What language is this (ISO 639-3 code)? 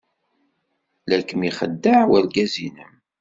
kab